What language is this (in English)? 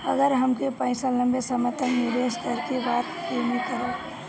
Bhojpuri